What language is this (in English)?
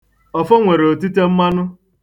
Igbo